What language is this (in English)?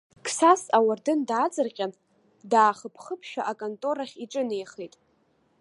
Abkhazian